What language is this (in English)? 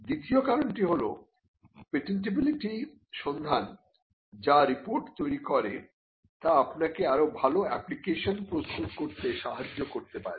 Bangla